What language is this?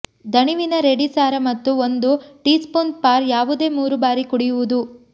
Kannada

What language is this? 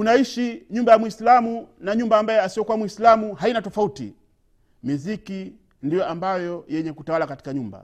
Swahili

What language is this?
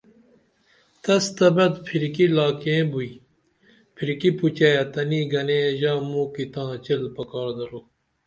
Dameli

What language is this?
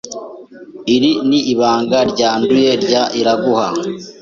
Kinyarwanda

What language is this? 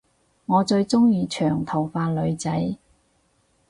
Cantonese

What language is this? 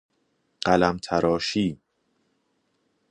Persian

